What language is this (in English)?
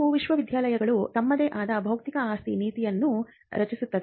Kannada